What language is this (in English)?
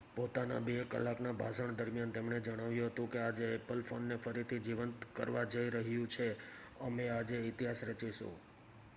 Gujarati